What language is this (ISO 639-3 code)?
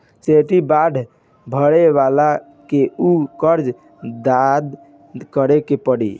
bho